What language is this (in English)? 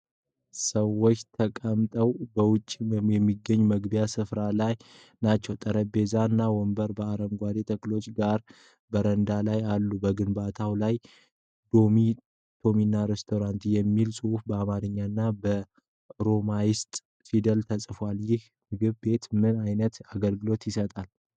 Amharic